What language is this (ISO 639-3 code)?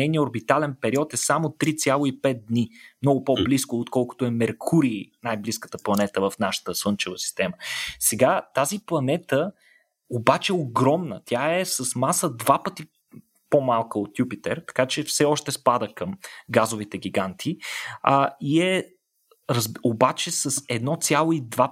bul